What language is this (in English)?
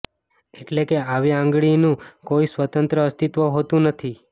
Gujarati